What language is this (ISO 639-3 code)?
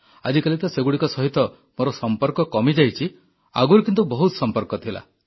ori